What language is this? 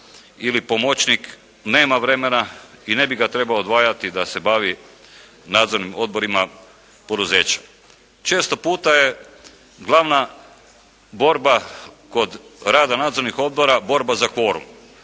Croatian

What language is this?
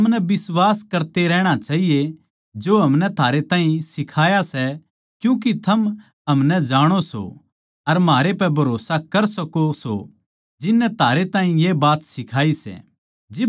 Haryanvi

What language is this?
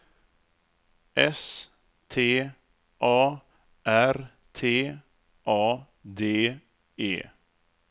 Swedish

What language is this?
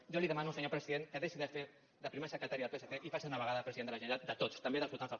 Catalan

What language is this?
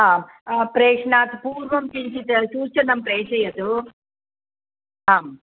Sanskrit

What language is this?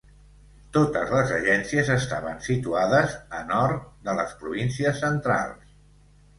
Catalan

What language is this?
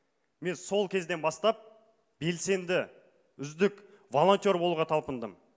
Kazakh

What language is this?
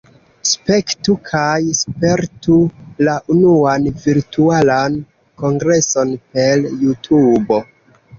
Esperanto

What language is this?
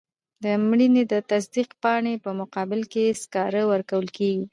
Pashto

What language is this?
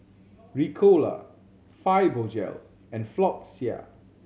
English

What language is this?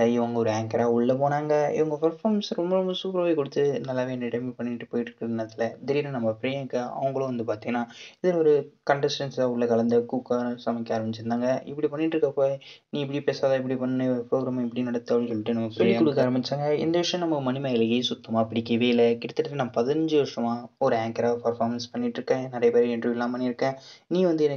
Tamil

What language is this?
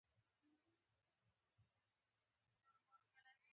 Pashto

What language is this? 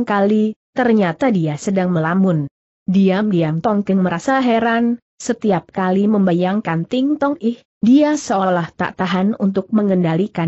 Indonesian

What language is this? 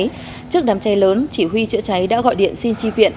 Vietnamese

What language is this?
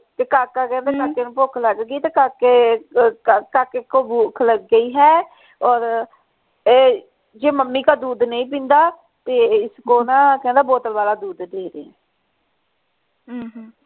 Punjabi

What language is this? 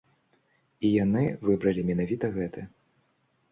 Belarusian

